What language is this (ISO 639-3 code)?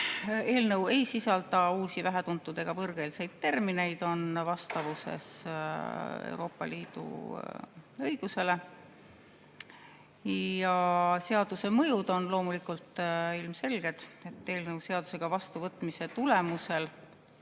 est